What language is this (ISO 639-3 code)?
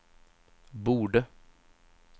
swe